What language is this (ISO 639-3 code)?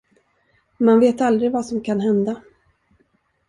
swe